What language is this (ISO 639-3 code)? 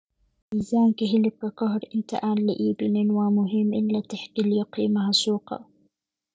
som